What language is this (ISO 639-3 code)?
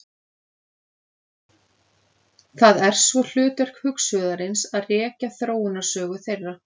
isl